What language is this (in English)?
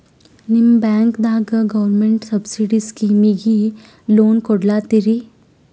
Kannada